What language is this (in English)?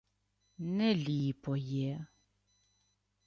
Ukrainian